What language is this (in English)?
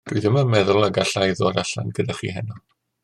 Welsh